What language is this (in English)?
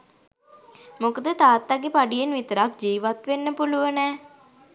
Sinhala